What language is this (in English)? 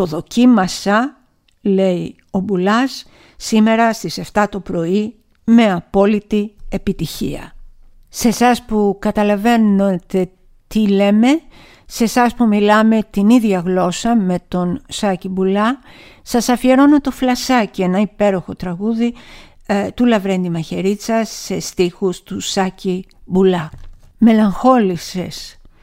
Greek